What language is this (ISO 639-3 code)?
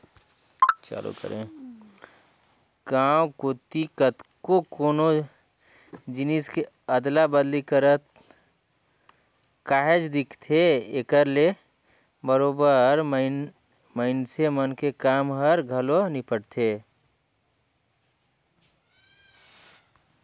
hne